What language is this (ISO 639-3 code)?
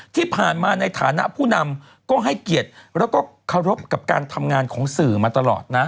tha